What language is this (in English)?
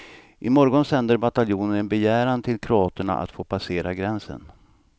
Swedish